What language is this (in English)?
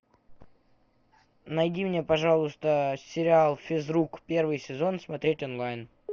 Russian